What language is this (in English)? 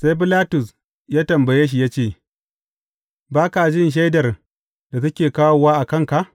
Hausa